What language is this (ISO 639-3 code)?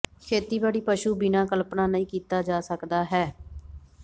pan